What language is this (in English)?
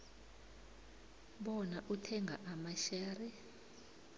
South Ndebele